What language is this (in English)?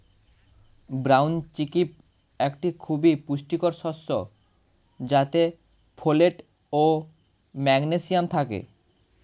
Bangla